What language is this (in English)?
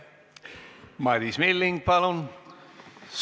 Estonian